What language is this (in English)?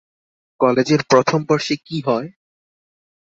Bangla